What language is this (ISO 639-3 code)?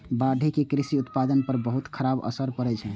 mai